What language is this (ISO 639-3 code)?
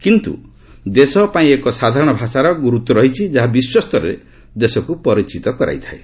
ori